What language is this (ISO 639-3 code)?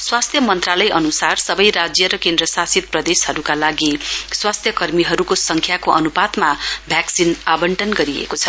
nep